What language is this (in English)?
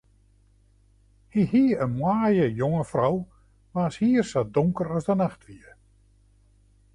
Western Frisian